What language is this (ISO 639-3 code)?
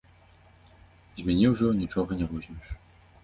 bel